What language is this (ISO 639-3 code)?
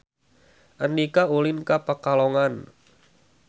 sun